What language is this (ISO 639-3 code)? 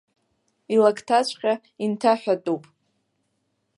abk